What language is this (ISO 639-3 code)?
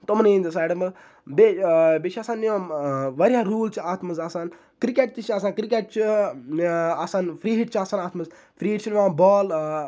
kas